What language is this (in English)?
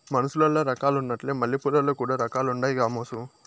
Telugu